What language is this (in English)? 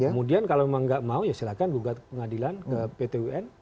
Indonesian